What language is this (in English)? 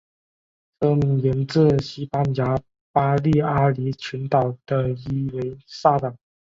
Chinese